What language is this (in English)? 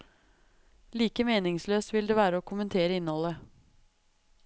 Norwegian